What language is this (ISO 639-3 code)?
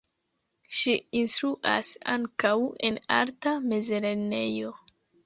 epo